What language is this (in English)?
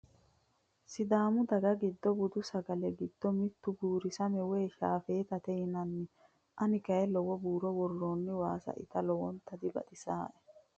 Sidamo